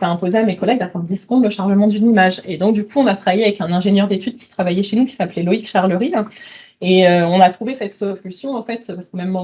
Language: French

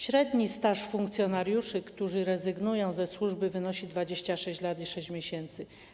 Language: Polish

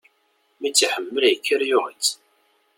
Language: Kabyle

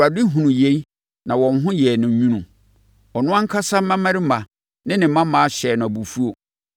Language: Akan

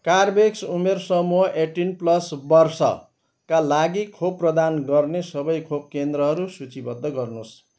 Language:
Nepali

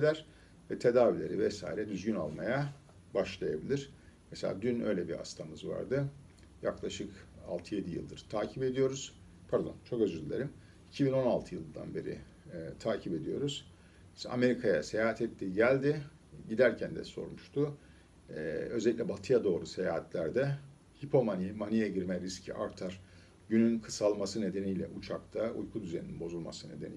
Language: Turkish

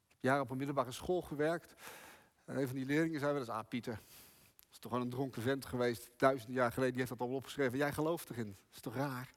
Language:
Dutch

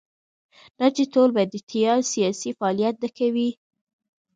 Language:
Pashto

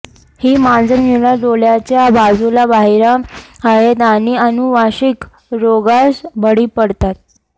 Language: Marathi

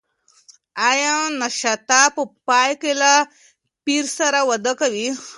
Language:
Pashto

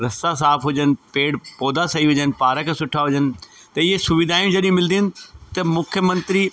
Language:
Sindhi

